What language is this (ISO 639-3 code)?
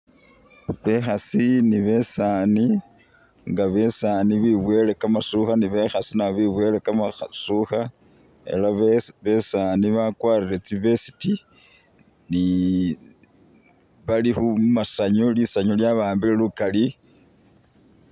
myx